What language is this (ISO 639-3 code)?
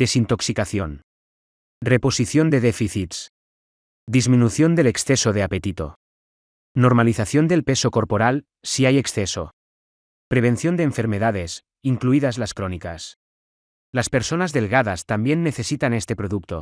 spa